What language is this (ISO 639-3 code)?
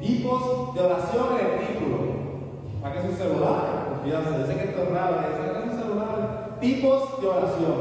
spa